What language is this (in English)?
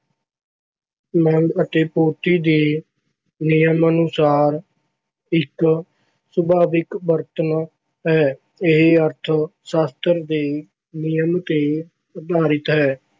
Punjabi